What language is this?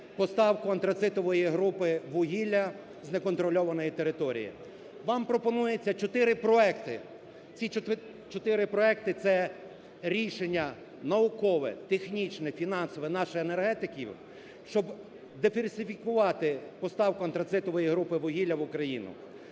Ukrainian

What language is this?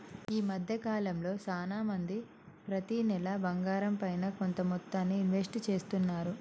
Telugu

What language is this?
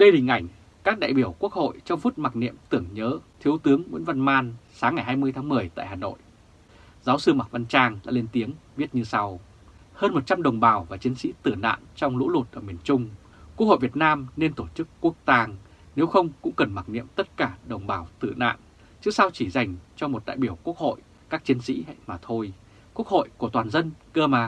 Vietnamese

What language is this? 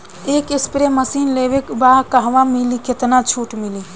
Bhojpuri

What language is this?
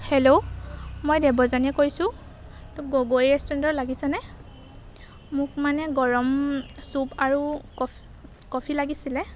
Assamese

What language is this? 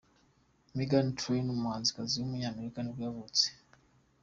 Kinyarwanda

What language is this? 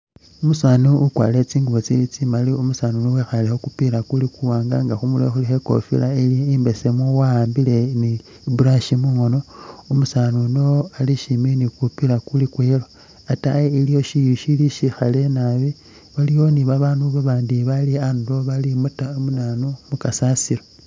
Masaaba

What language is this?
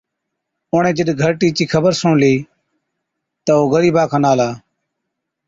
Od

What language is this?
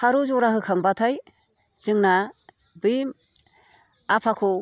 Bodo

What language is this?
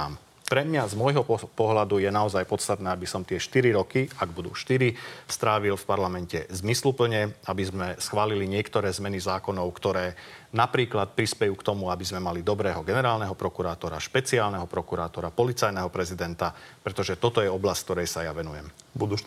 Slovak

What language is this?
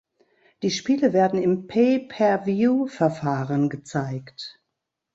German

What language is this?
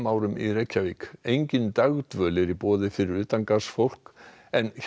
Icelandic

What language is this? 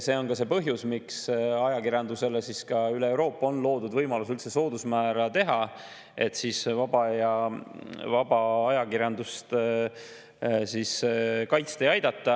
Estonian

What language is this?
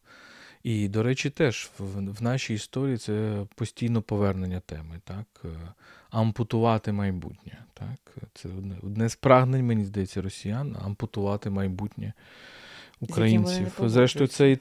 Ukrainian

